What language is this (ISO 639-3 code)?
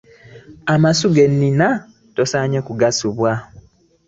lug